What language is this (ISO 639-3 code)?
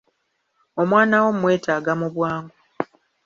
lug